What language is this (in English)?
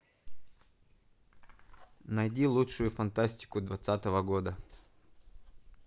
Russian